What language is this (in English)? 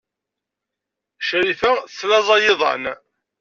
Kabyle